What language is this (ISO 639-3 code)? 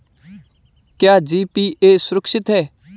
hin